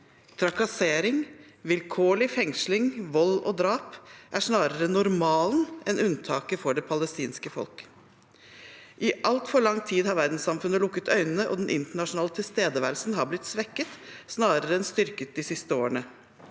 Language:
Norwegian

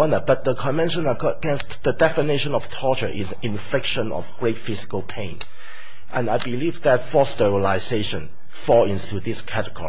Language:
English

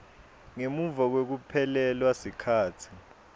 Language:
Swati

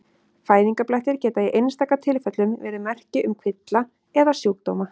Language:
Icelandic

